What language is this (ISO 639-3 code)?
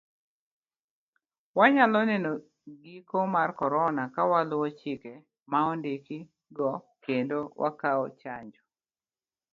luo